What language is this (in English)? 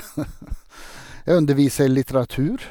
Norwegian